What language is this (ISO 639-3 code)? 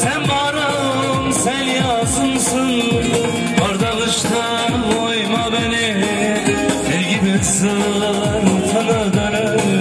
bul